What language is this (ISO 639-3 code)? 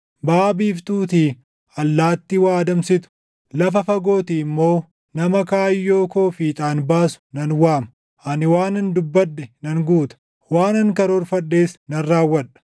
orm